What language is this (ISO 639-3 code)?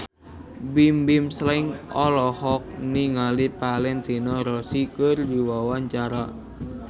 sun